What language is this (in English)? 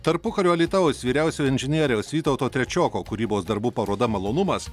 Lithuanian